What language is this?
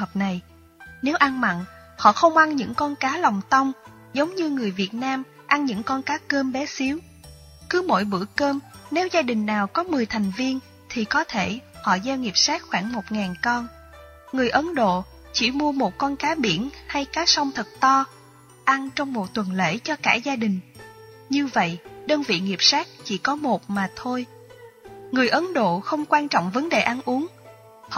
Vietnamese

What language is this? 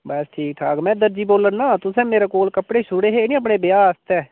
Dogri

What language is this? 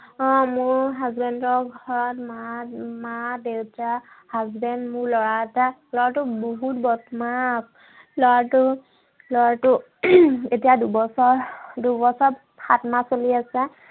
Assamese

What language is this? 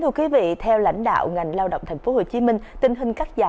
Vietnamese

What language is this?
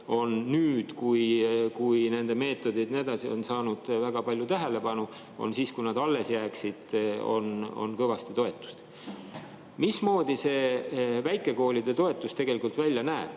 Estonian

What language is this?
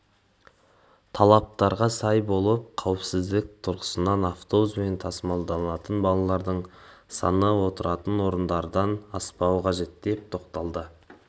Kazakh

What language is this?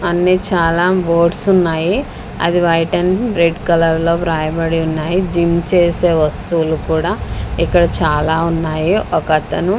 Telugu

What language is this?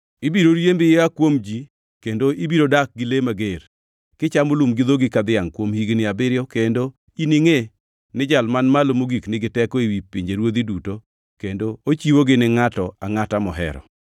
Luo (Kenya and Tanzania)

